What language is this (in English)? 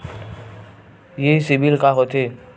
Chhattisgarhi